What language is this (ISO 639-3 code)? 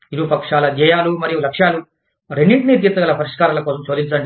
tel